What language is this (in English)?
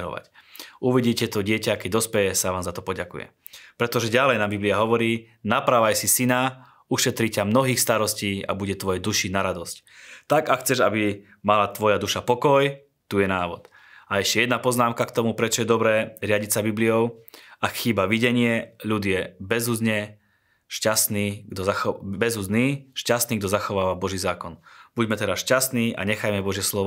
Slovak